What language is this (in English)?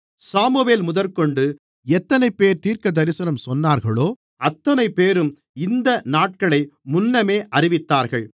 Tamil